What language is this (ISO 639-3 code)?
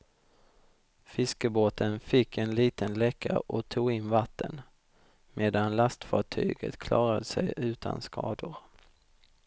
swe